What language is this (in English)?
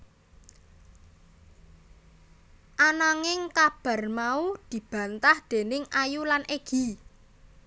Javanese